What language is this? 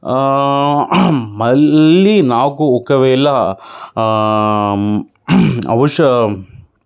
Telugu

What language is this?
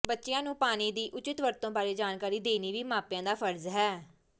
Punjabi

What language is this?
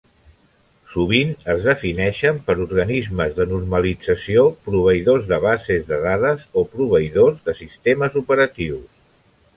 Catalan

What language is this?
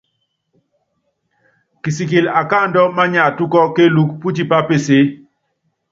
Yangben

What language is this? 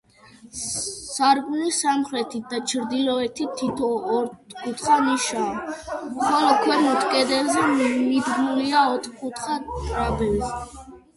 Georgian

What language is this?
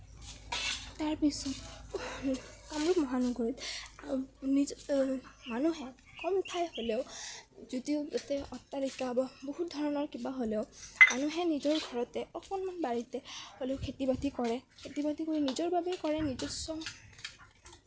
Assamese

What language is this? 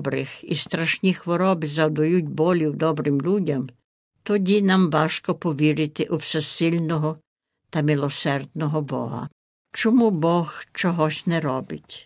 Ukrainian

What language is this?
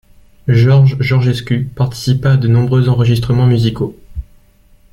French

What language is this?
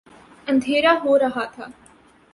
Urdu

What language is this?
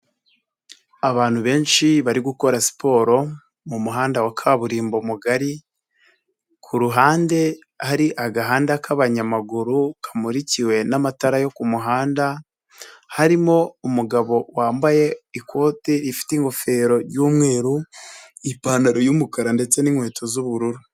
Kinyarwanda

